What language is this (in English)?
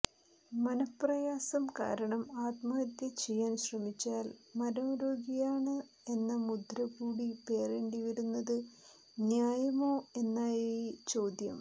Malayalam